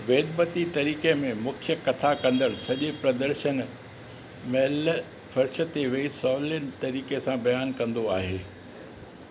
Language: Sindhi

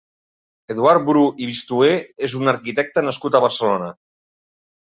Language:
Catalan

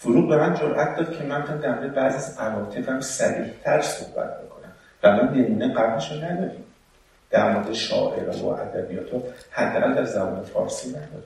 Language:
Persian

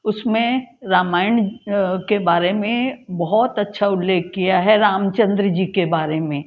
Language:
Hindi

